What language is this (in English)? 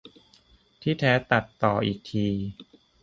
Thai